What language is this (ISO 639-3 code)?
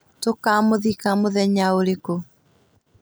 kik